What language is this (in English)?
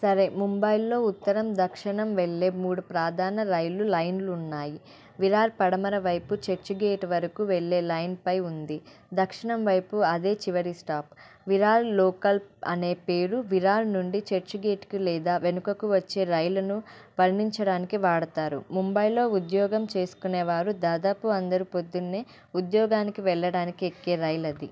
Telugu